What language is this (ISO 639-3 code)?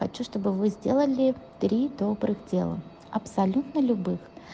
rus